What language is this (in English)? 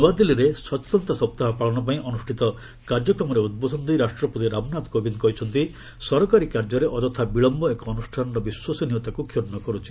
Odia